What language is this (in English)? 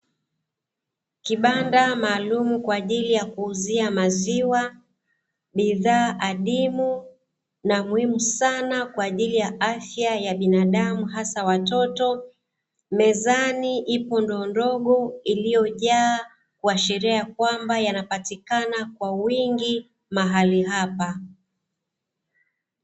Swahili